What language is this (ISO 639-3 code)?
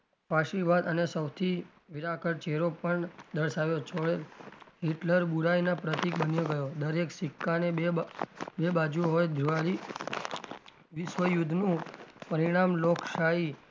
guj